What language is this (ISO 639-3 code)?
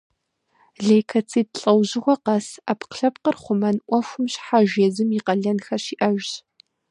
kbd